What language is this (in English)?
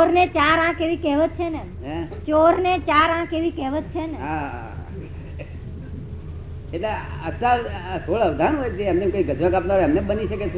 Gujarati